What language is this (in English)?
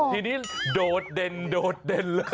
Thai